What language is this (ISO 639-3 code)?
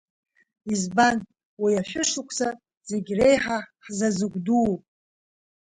abk